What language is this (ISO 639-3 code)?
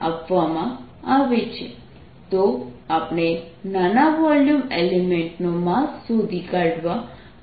guj